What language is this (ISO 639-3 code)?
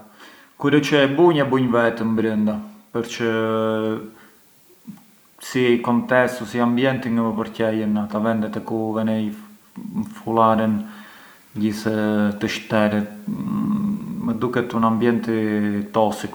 aae